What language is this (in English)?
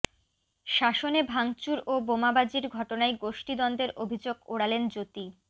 Bangla